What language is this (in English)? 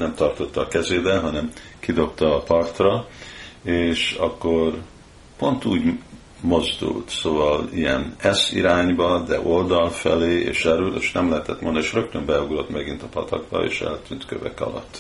Hungarian